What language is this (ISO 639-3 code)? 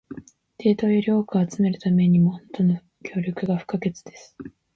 jpn